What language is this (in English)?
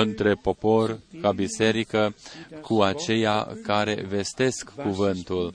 Romanian